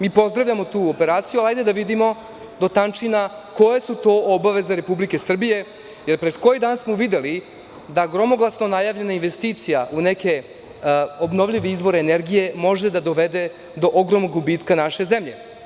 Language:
Serbian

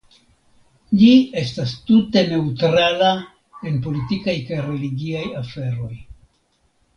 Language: Esperanto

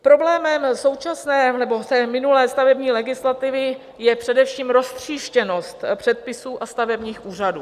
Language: Czech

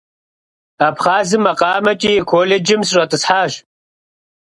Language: Kabardian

